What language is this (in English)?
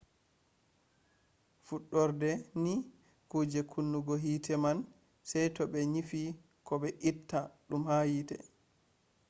Fula